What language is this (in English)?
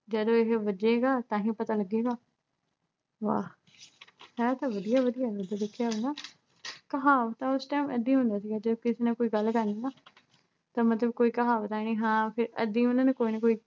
Punjabi